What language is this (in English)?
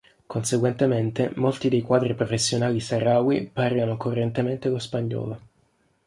Italian